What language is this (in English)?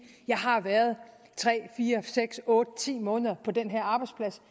Danish